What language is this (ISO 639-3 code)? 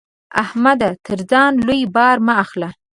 pus